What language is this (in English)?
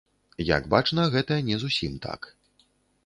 Belarusian